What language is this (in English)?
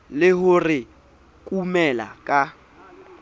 Southern Sotho